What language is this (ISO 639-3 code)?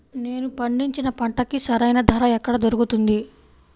tel